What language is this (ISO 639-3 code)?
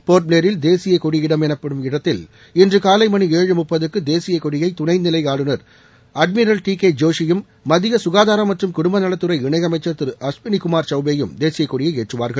tam